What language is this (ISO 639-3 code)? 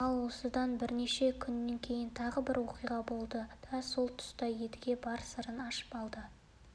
kaz